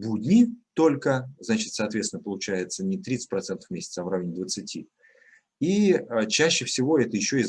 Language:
Russian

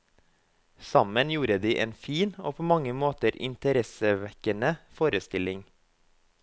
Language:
Norwegian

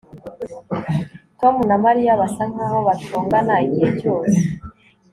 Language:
Kinyarwanda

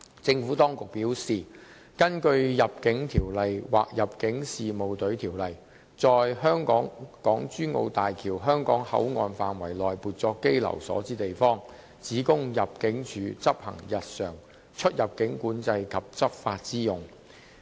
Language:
Cantonese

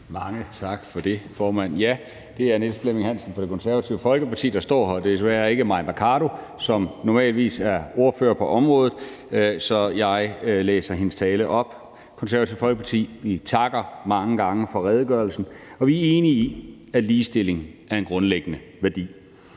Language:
Danish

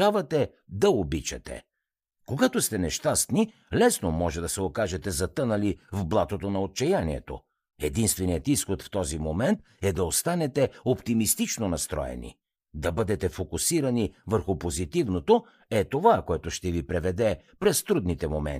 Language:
Bulgarian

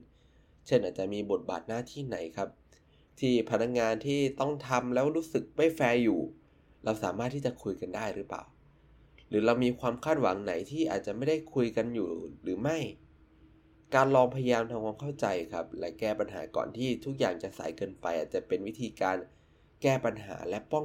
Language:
Thai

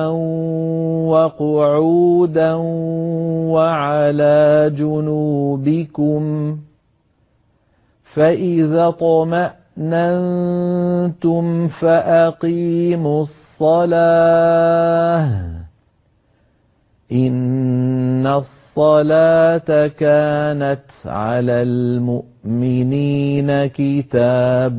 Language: Arabic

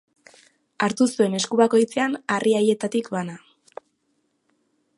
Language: Basque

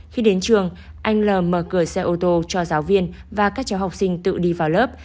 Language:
Vietnamese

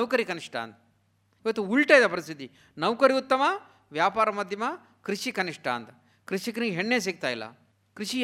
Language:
Kannada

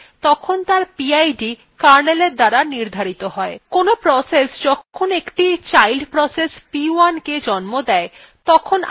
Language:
Bangla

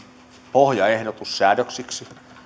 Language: Finnish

